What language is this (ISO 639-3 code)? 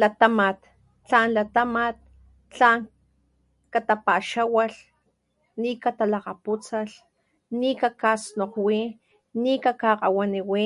top